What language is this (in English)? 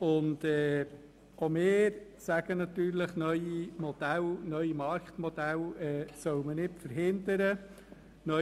Swiss German